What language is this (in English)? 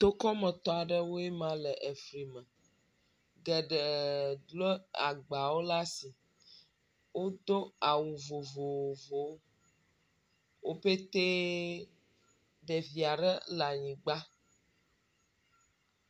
Ewe